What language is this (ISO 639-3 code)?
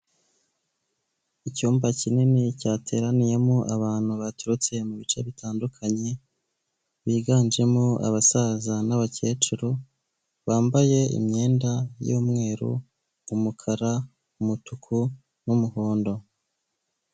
kin